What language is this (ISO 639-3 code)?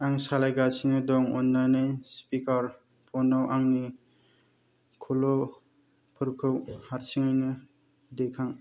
brx